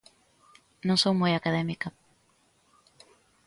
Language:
Galician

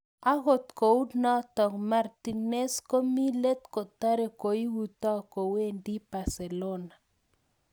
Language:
Kalenjin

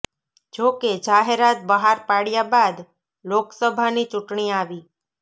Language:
Gujarati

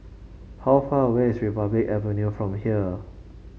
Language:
English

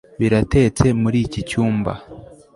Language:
Kinyarwanda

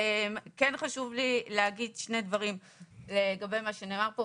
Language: Hebrew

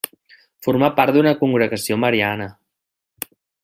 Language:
Catalan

